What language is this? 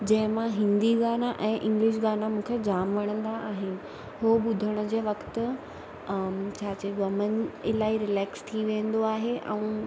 Sindhi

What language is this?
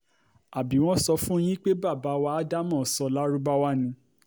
Yoruba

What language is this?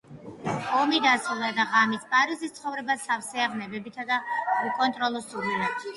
Georgian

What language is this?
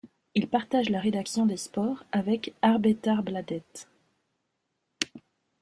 French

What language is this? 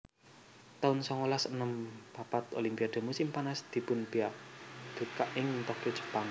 Javanese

